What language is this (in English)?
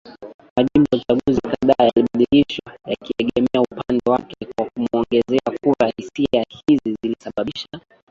Swahili